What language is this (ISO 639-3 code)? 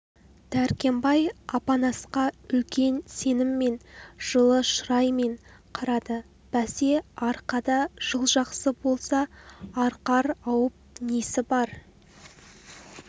kaz